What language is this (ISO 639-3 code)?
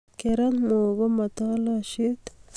kln